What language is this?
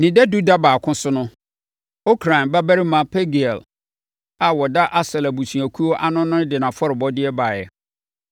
Akan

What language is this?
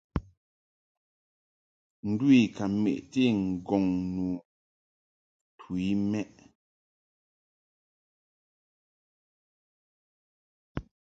Mungaka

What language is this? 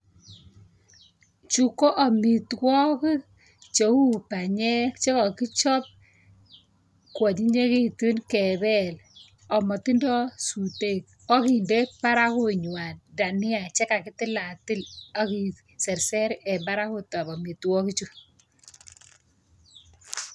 Kalenjin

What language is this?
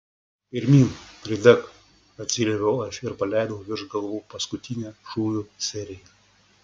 Lithuanian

